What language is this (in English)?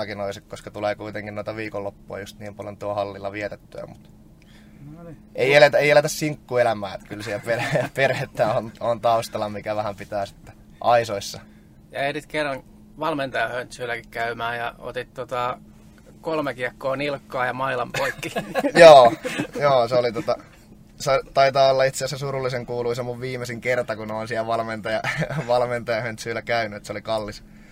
Finnish